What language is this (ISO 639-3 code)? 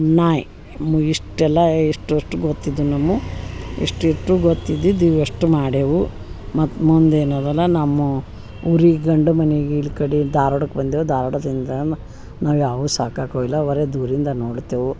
kan